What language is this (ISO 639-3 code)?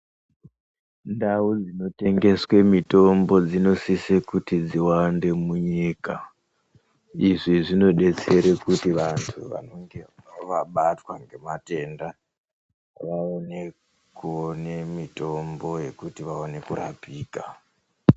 ndc